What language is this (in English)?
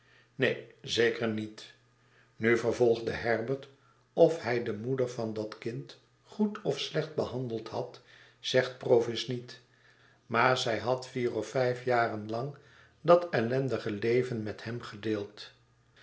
Dutch